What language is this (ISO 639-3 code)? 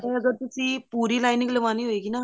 pan